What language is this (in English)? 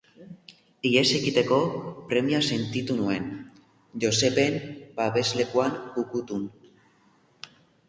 Basque